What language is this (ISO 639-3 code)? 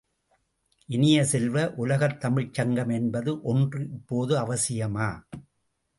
tam